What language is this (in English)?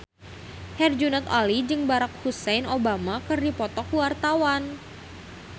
Sundanese